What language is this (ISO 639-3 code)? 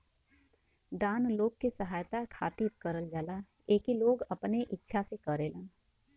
bho